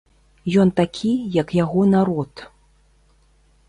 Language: Belarusian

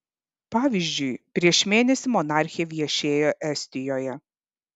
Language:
Lithuanian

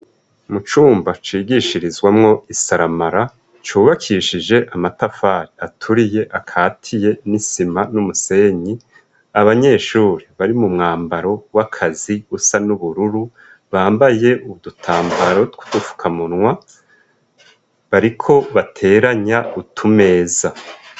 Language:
Rundi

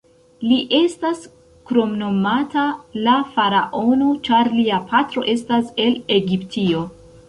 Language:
Esperanto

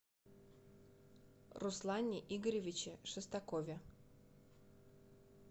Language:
Russian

